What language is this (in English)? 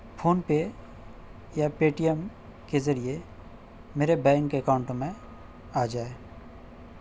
Urdu